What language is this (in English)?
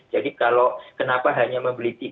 Indonesian